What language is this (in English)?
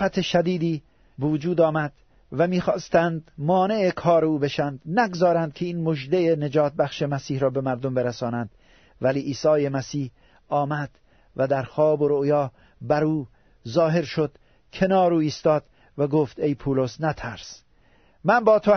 Persian